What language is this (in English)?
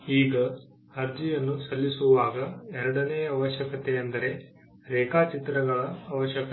Kannada